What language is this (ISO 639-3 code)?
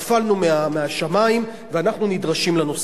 heb